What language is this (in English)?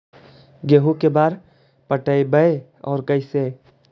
Magahi